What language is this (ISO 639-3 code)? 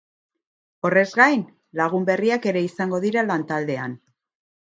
eus